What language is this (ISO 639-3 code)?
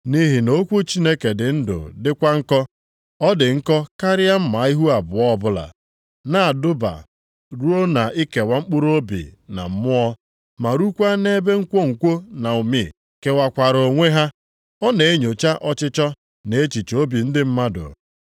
ibo